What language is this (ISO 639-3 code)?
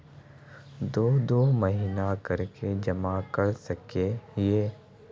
mag